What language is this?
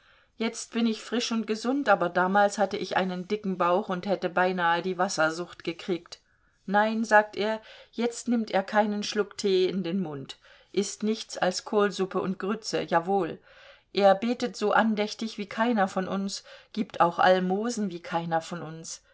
German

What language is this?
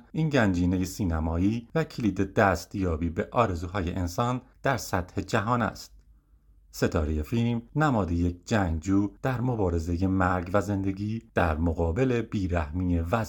Persian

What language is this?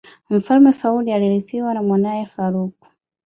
Swahili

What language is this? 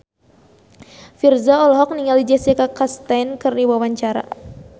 Sundanese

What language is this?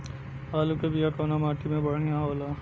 Bhojpuri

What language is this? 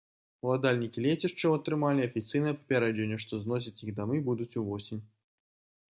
Belarusian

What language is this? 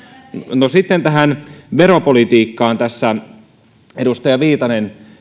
Finnish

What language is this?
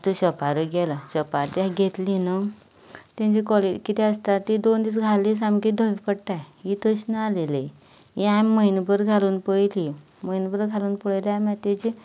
Konkani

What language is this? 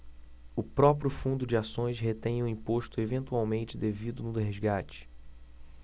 Portuguese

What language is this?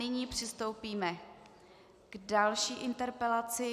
Czech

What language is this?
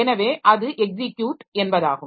Tamil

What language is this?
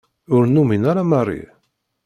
Kabyle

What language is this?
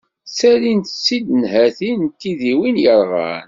Kabyle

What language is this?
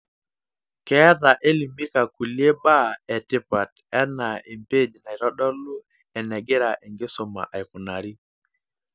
Masai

